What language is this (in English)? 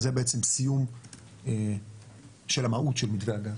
Hebrew